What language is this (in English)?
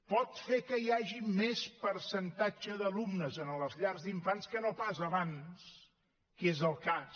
Catalan